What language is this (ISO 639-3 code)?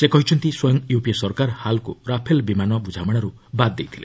ori